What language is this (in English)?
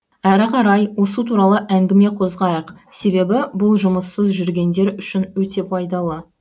Kazakh